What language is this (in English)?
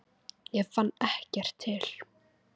Icelandic